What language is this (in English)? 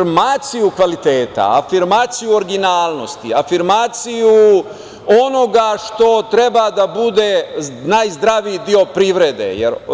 Serbian